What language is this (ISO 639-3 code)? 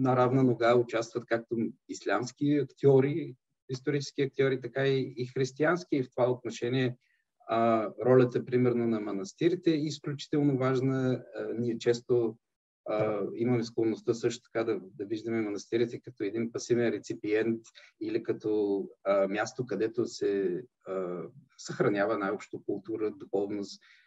bul